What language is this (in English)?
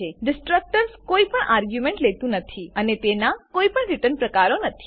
Gujarati